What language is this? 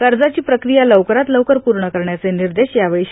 Marathi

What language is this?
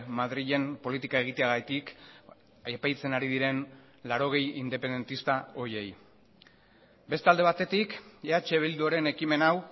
Basque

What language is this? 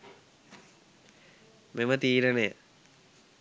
Sinhala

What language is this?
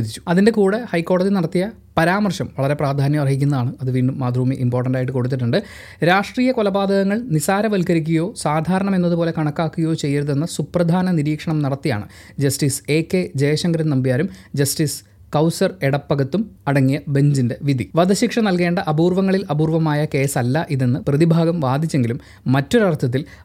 Malayalam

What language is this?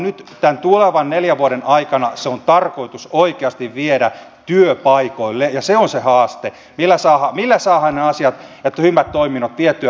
Finnish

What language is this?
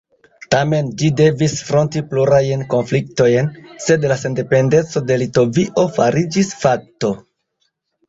Esperanto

